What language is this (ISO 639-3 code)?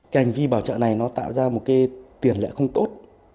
vie